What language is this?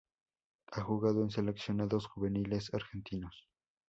Spanish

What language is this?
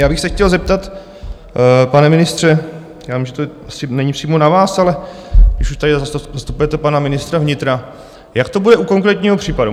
Czech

